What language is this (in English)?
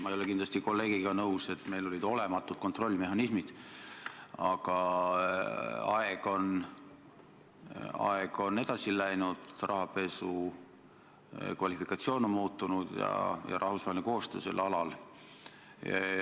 Estonian